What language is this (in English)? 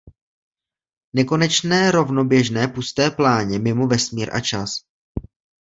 Czech